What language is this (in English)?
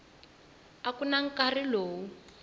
Tsonga